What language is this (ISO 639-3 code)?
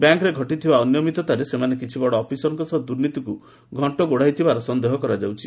ori